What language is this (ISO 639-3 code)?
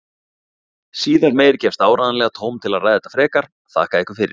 isl